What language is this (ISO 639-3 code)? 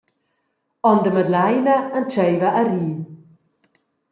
roh